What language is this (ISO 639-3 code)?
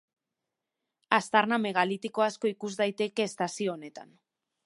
eus